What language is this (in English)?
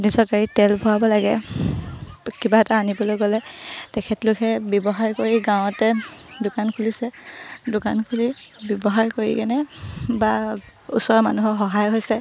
Assamese